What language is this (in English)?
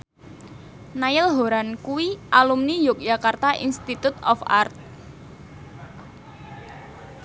Javanese